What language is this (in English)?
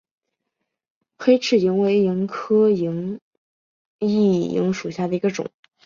Chinese